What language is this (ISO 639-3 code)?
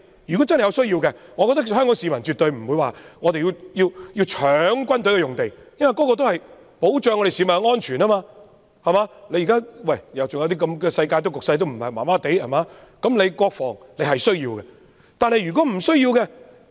yue